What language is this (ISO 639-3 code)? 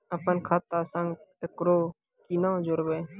mai